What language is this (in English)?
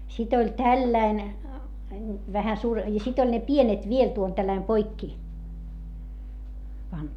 Finnish